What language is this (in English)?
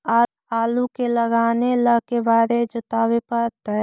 Magahi